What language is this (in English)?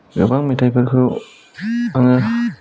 Bodo